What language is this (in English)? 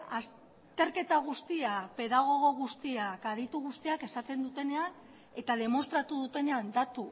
Basque